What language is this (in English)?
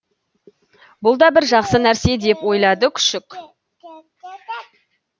Kazakh